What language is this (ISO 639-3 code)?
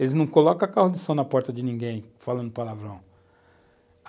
por